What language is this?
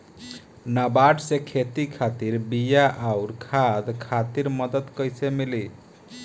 Bhojpuri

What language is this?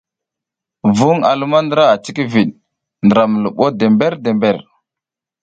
South Giziga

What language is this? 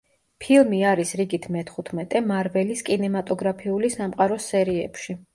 Georgian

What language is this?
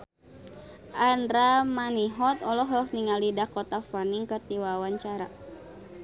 Sundanese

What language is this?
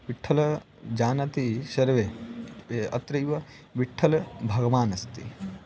Sanskrit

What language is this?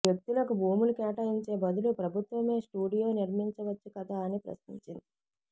Telugu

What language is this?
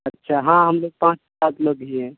Urdu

